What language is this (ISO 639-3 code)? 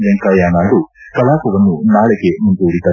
kan